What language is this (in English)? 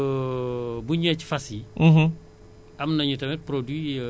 Wolof